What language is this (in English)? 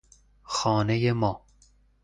Persian